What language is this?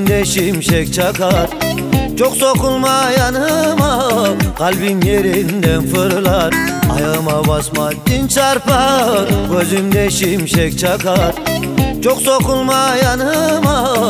Turkish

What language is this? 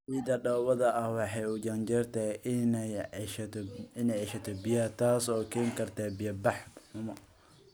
Somali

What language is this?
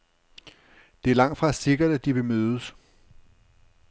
Danish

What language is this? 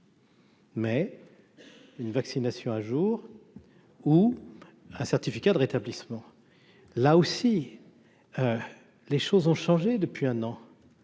French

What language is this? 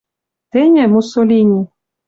Western Mari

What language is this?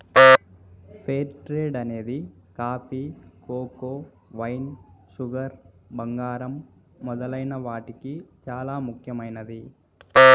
Telugu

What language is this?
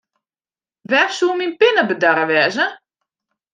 Western Frisian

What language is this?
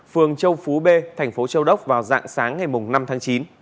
Vietnamese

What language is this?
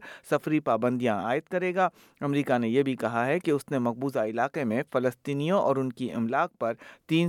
Urdu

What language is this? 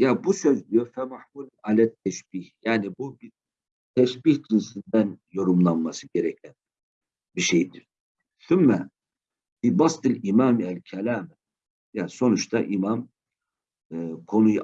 Turkish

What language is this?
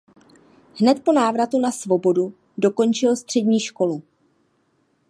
Czech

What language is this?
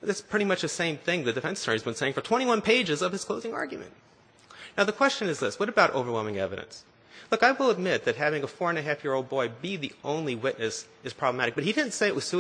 English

